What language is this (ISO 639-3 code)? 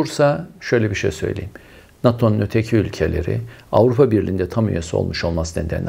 tur